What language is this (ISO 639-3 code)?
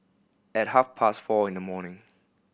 eng